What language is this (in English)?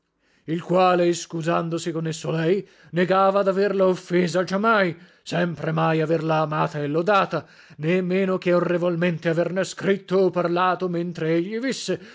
Italian